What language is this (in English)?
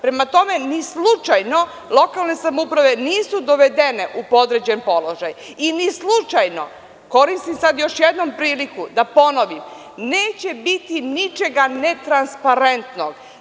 Serbian